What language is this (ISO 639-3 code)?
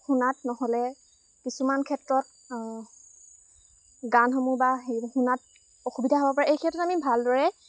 asm